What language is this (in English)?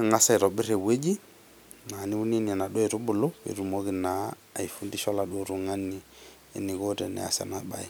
Masai